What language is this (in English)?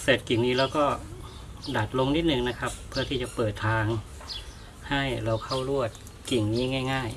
Thai